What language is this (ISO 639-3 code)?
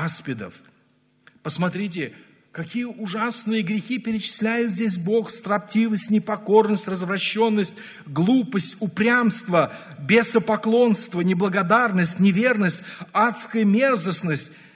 rus